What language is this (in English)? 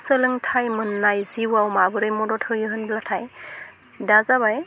Bodo